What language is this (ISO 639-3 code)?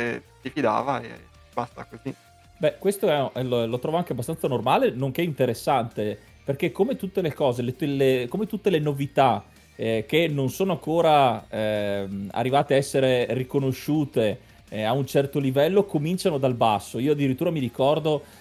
ita